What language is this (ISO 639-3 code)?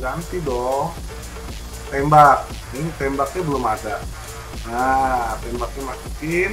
ind